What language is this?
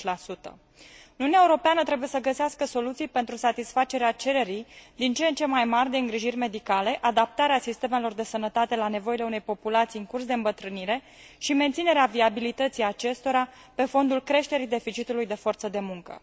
Romanian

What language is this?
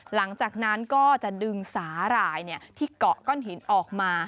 Thai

